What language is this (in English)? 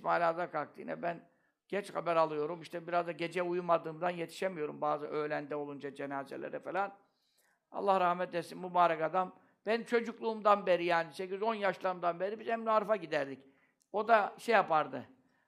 Turkish